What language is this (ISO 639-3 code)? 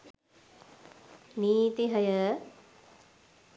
sin